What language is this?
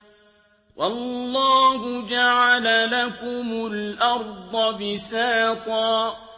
Arabic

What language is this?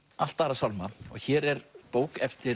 Icelandic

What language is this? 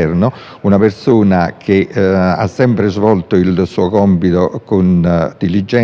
Italian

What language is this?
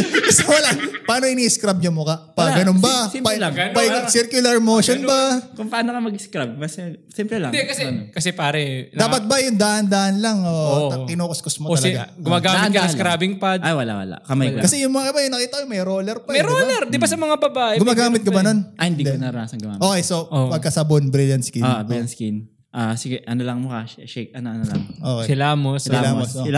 Filipino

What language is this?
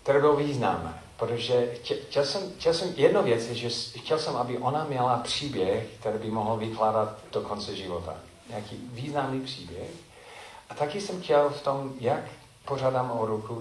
Czech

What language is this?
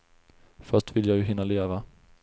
Swedish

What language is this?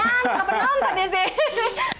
Indonesian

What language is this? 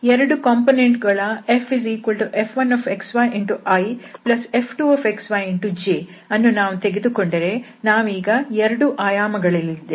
Kannada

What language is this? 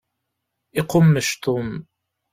Kabyle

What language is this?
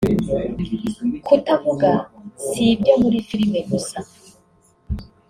Kinyarwanda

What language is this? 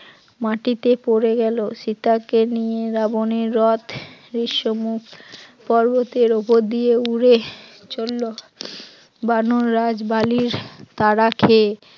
Bangla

